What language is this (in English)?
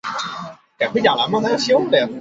Chinese